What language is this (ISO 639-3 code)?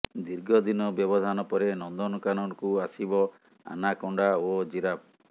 ori